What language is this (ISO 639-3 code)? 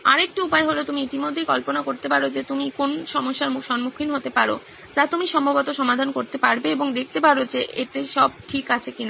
ben